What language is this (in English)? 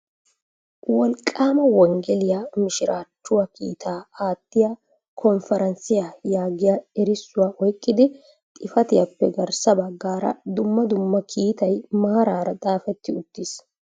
Wolaytta